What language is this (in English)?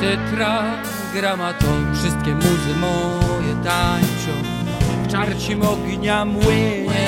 Polish